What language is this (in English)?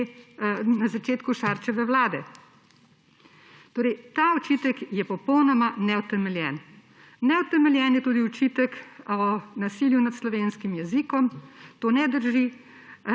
Slovenian